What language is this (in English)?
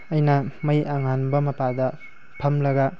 Manipuri